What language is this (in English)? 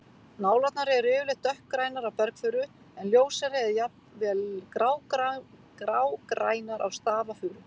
Icelandic